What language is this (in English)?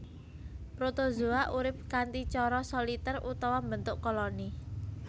Javanese